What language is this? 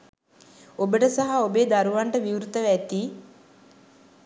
Sinhala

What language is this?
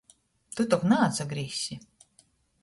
Latgalian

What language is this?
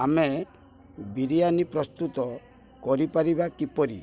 Odia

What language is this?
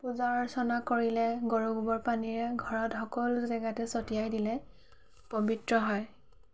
Assamese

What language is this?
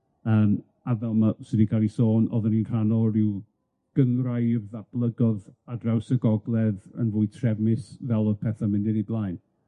Welsh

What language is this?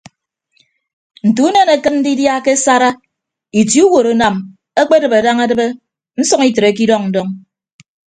Ibibio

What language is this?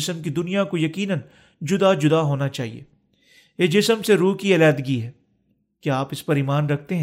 Urdu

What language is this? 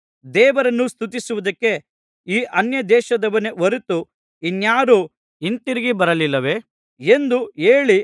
Kannada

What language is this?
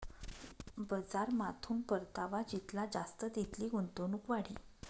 Marathi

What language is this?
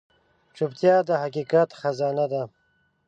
Pashto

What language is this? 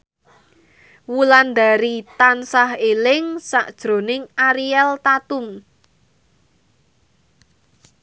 Javanese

